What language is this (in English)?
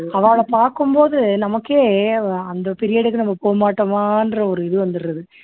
Tamil